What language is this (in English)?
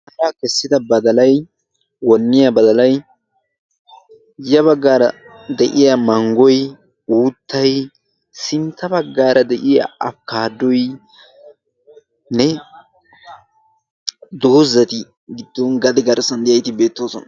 Wolaytta